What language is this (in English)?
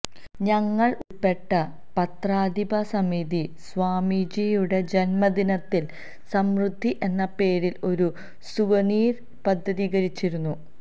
Malayalam